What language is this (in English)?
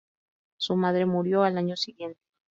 Spanish